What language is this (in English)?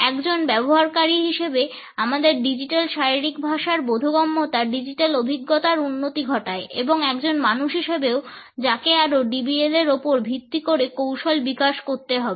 Bangla